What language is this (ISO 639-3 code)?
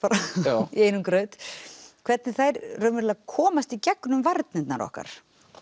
isl